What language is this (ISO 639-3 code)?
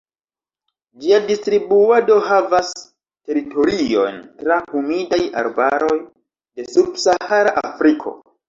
epo